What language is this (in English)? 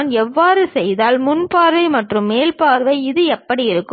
Tamil